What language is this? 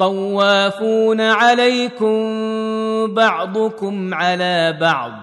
Arabic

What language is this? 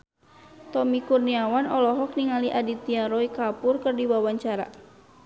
Sundanese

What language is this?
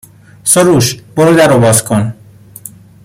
Persian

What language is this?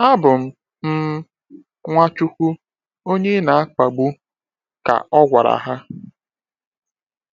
Igbo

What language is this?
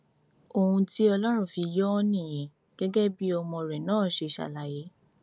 Yoruba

